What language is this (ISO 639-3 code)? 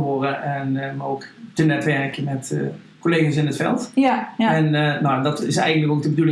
nld